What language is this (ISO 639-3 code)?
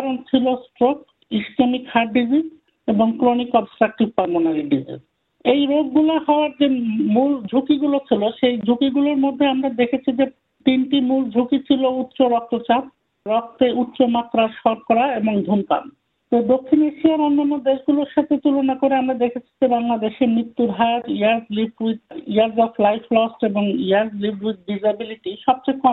ben